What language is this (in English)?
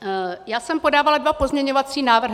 Czech